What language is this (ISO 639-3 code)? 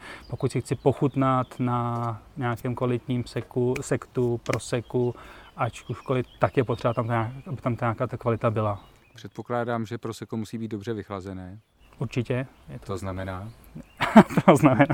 ces